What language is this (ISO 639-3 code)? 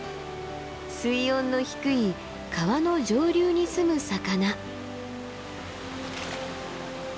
jpn